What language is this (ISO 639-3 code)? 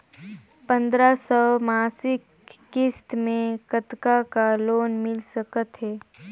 hne